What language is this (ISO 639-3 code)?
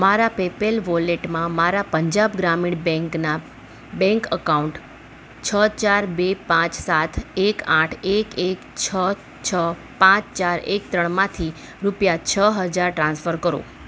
guj